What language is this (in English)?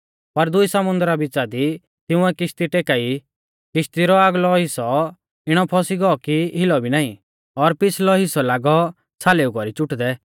Mahasu Pahari